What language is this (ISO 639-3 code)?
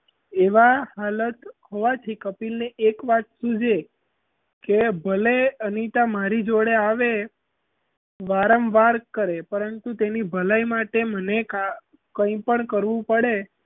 guj